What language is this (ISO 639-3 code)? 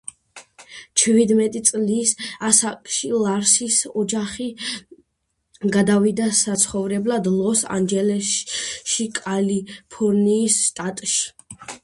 kat